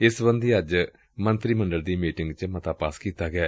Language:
Punjabi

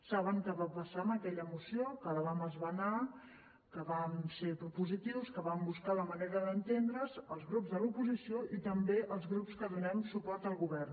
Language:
Catalan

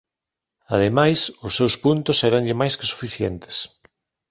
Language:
Galician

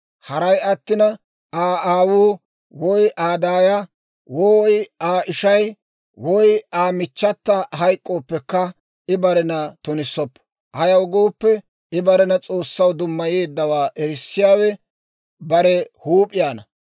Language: Dawro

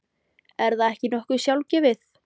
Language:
Icelandic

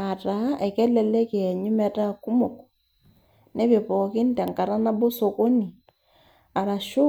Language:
Masai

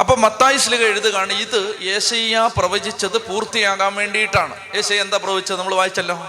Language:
Malayalam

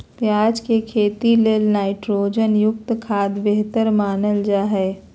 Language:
Magahi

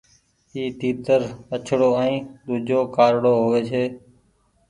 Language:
Goaria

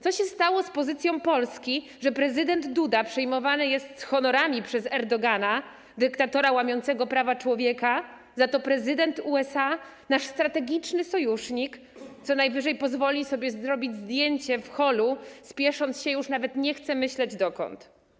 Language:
Polish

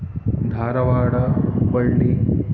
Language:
Sanskrit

